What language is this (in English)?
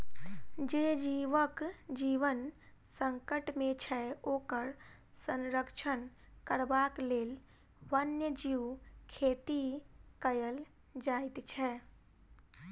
Maithili